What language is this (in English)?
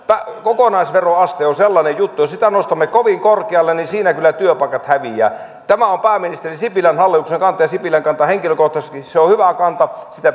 Finnish